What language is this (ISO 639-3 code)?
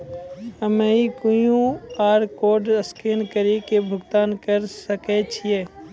mai